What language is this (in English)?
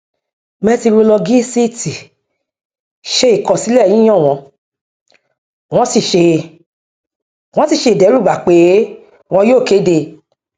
Yoruba